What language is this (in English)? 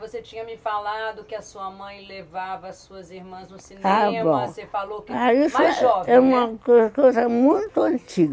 Portuguese